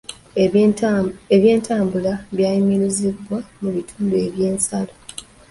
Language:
Ganda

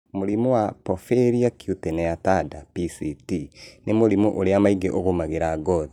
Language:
Kikuyu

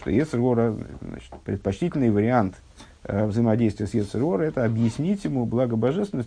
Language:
Russian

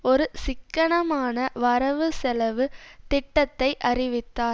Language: Tamil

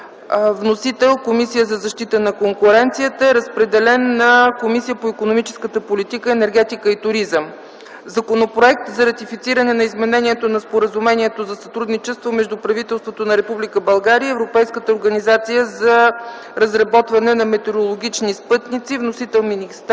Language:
Bulgarian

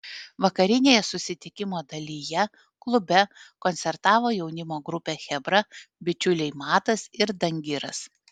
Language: Lithuanian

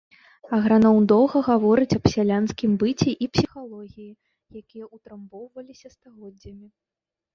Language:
Belarusian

